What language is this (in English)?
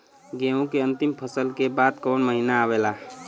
Bhojpuri